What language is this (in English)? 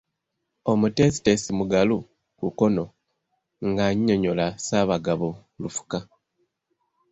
Ganda